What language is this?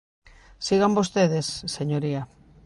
Galician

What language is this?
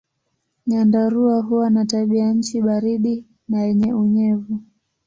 Swahili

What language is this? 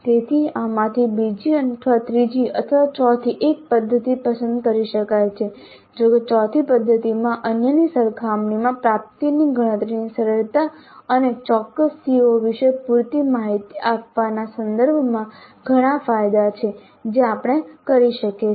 Gujarati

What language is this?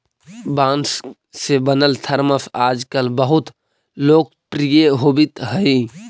Magahi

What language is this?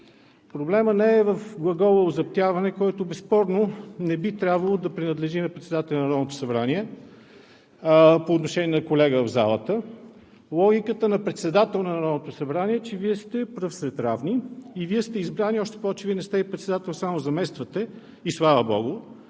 Bulgarian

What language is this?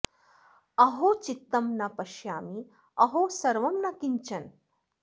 Sanskrit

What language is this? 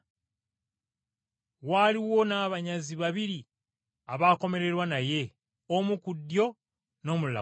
Ganda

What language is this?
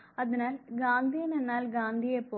Malayalam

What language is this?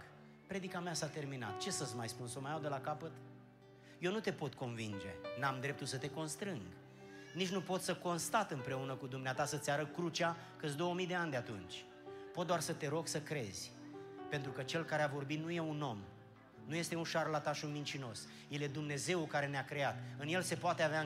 Romanian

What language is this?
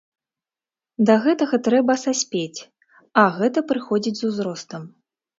Belarusian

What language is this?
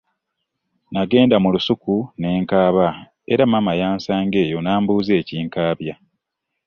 Ganda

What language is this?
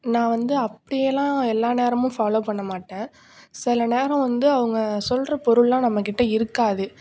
Tamil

